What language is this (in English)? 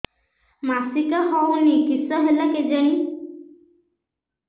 Odia